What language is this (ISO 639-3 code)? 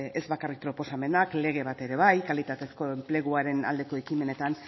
eus